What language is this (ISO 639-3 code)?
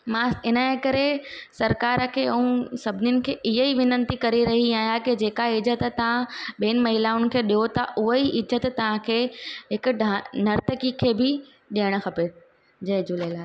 snd